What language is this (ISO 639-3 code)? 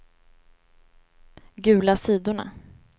swe